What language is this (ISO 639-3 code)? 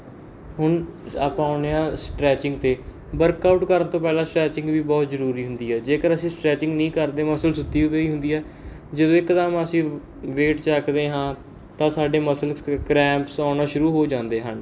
pan